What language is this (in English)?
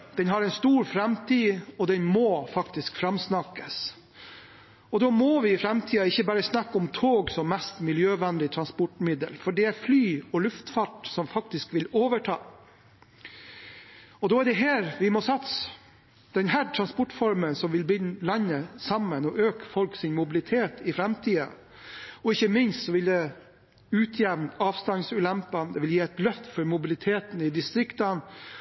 Norwegian Bokmål